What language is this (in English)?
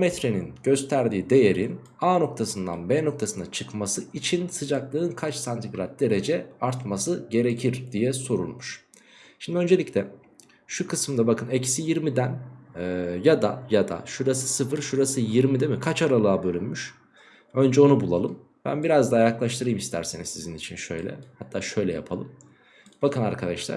Turkish